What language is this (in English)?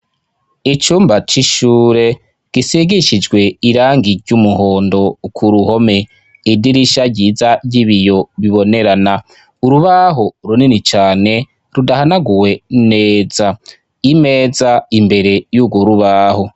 Rundi